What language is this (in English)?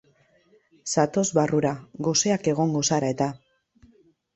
Basque